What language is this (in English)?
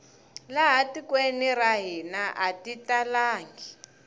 Tsonga